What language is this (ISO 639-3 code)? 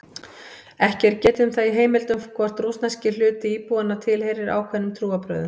isl